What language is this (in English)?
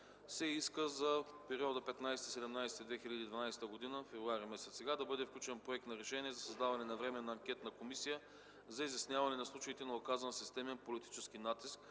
Bulgarian